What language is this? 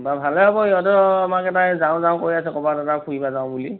Assamese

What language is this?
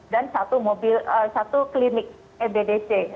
Indonesian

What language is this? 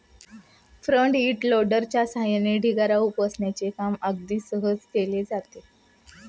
Marathi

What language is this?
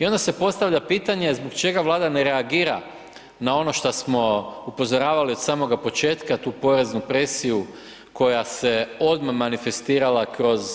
Croatian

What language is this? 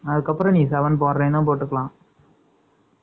Tamil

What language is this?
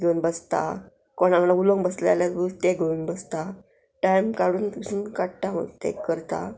Konkani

